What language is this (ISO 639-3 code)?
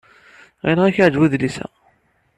kab